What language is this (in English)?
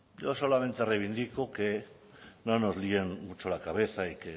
Spanish